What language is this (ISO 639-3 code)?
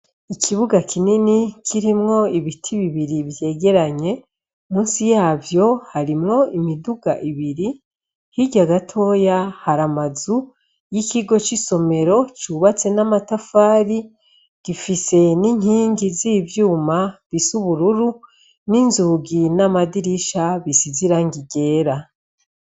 run